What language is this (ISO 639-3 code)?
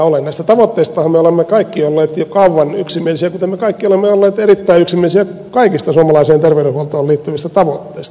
fin